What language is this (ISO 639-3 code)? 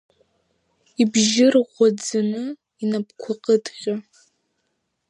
abk